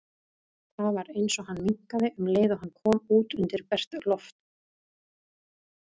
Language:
Icelandic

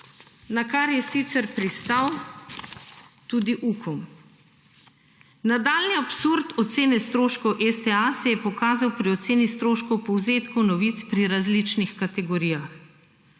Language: Slovenian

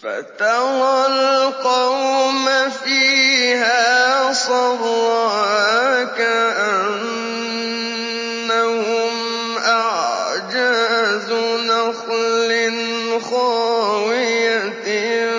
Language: Arabic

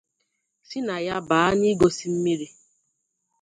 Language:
Igbo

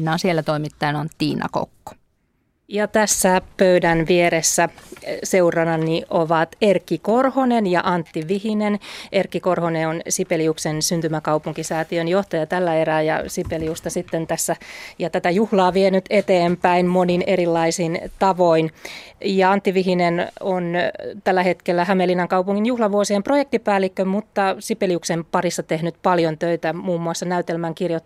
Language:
Finnish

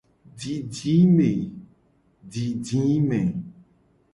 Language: Gen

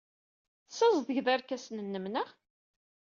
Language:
Kabyle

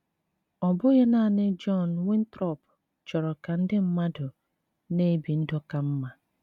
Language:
Igbo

